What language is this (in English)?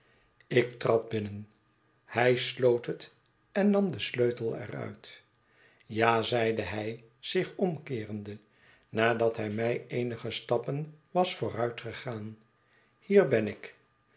Dutch